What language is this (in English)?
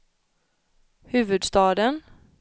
Swedish